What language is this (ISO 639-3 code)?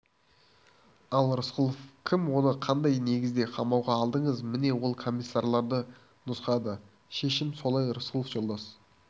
kaz